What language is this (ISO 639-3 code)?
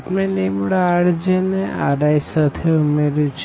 guj